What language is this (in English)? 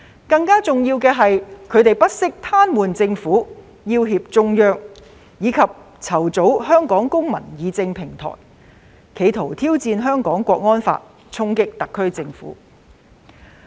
Cantonese